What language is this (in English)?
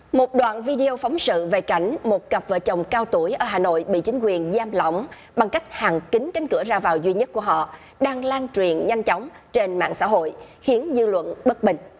Vietnamese